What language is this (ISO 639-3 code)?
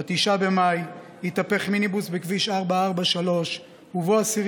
heb